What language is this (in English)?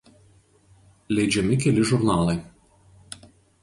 Lithuanian